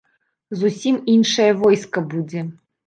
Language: Belarusian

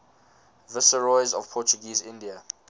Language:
English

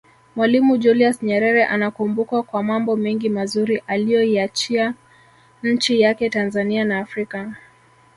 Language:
Swahili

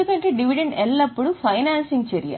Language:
Telugu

